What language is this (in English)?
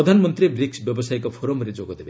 Odia